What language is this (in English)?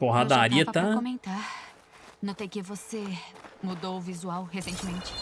Portuguese